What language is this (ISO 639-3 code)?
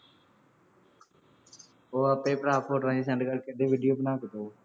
pan